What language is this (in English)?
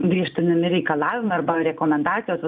Lithuanian